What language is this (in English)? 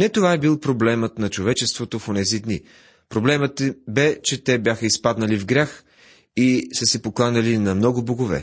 Bulgarian